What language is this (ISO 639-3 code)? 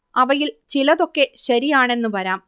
mal